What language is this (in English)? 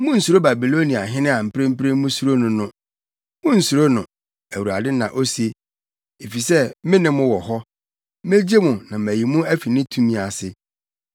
Akan